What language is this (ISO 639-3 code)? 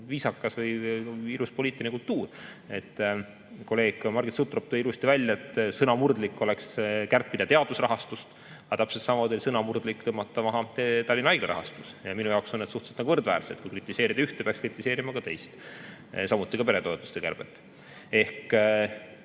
est